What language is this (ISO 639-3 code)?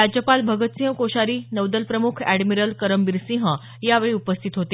mar